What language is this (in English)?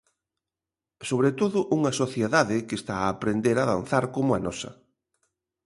Galician